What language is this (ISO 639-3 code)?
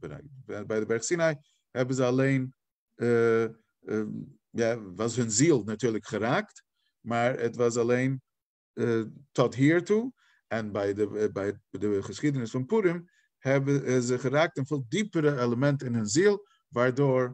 nld